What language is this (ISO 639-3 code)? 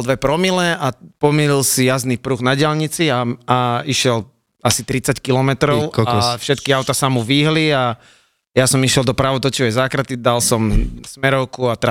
slk